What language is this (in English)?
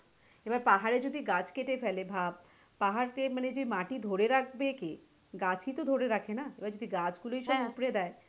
Bangla